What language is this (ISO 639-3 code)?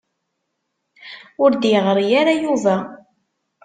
kab